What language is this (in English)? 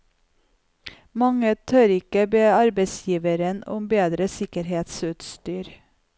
Norwegian